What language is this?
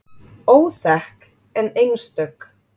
Icelandic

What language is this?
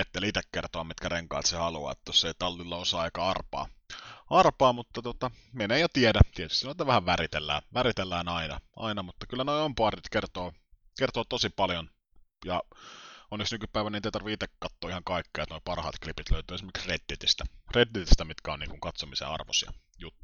Finnish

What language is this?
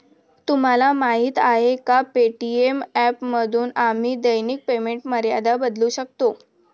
Marathi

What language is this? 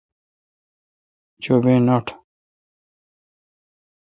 Kalkoti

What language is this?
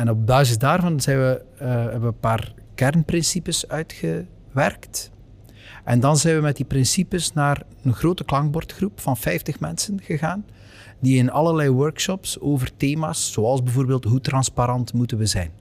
Dutch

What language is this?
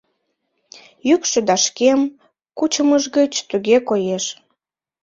Mari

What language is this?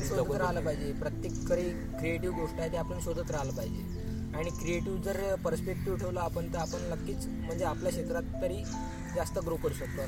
Marathi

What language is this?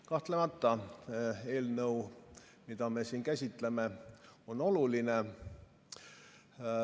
Estonian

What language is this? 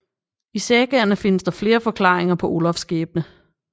Danish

